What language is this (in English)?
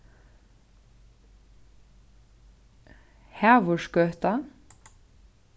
Faroese